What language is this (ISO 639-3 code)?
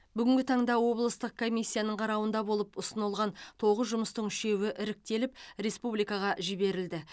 kaz